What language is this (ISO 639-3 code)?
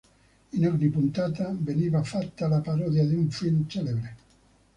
ita